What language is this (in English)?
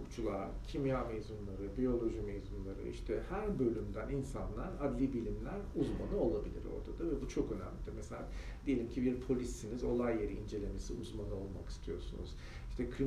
Turkish